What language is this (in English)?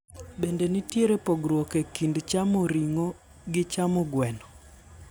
Luo (Kenya and Tanzania)